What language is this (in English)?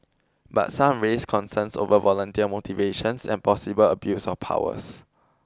English